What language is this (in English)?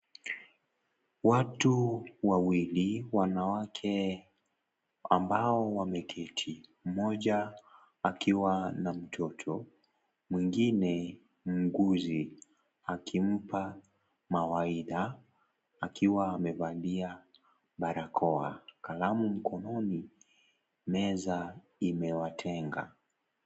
Swahili